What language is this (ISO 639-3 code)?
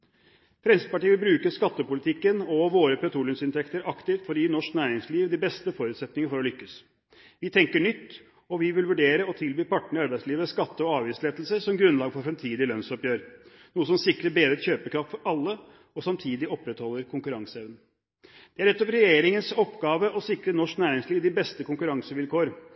nob